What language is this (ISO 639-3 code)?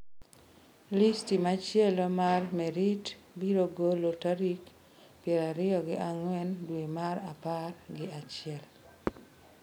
luo